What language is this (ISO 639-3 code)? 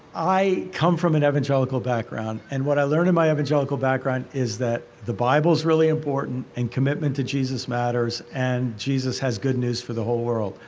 eng